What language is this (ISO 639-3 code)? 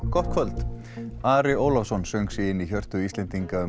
isl